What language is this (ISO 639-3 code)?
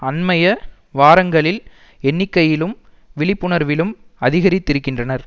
tam